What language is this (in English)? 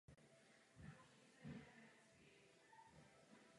Czech